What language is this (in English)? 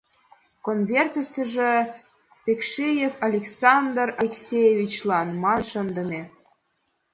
Mari